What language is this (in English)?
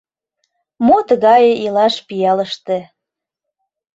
Mari